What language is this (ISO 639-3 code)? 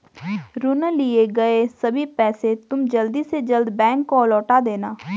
hin